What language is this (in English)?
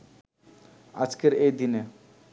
Bangla